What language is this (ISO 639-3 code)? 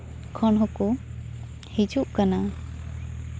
sat